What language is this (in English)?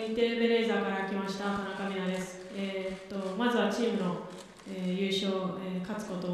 Japanese